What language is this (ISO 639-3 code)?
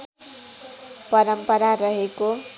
nep